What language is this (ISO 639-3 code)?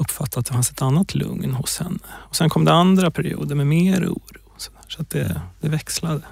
swe